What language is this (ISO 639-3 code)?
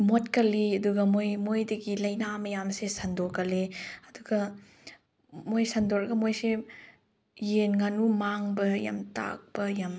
mni